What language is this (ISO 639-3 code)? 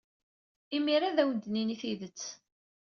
kab